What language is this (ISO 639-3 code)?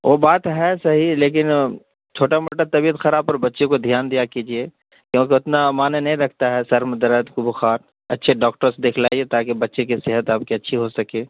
urd